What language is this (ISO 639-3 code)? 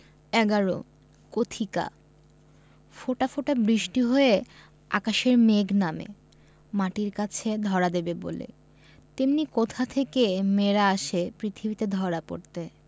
ben